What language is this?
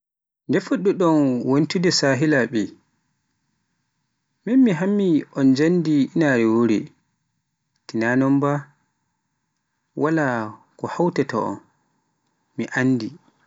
Pular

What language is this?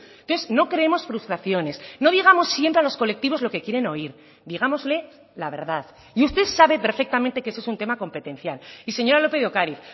Spanish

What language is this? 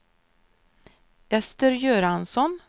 Swedish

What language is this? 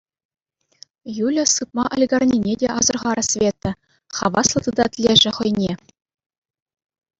Chuvash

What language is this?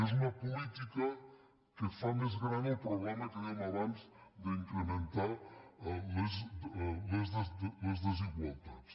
Catalan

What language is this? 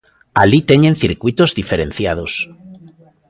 Galician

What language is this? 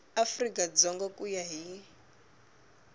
Tsonga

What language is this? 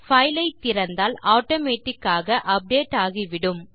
Tamil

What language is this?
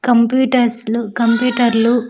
Telugu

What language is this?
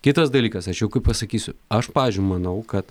Lithuanian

